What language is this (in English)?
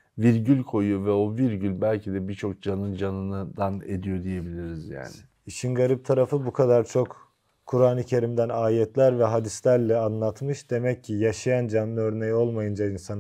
Turkish